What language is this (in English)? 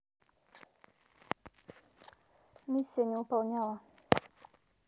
Russian